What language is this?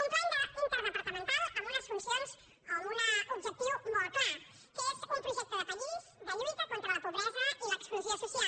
Catalan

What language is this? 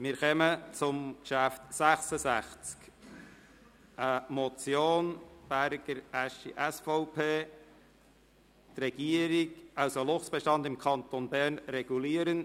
Swiss German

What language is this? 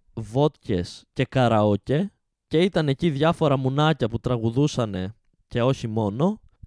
Greek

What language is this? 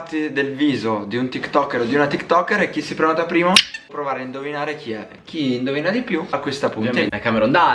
Italian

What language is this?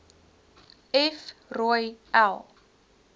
Afrikaans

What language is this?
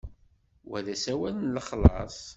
Kabyle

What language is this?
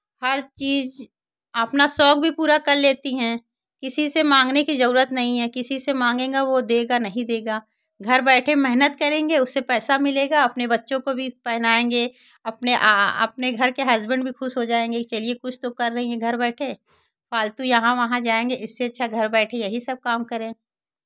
Hindi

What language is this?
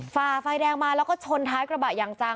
Thai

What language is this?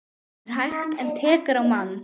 Icelandic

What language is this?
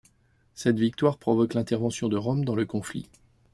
French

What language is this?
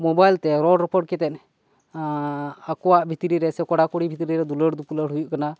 Santali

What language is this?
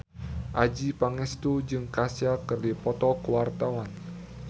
Sundanese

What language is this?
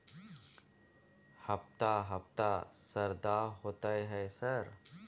Maithili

